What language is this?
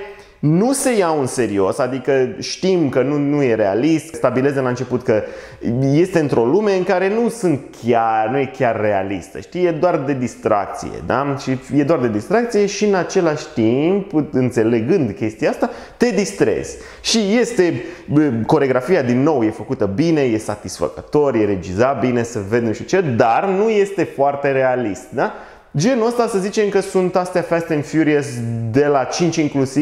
Romanian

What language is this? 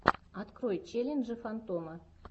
Russian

